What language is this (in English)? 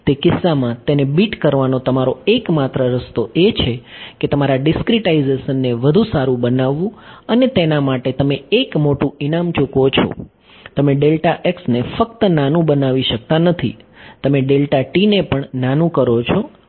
Gujarati